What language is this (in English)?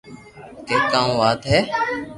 Loarki